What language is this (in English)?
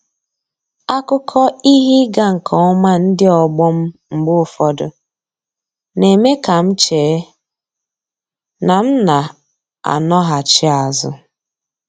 Igbo